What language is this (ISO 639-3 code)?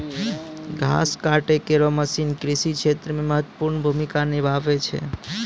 mai